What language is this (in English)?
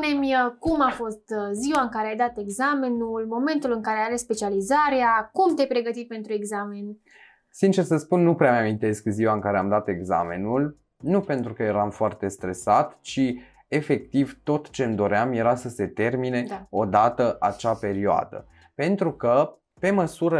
Romanian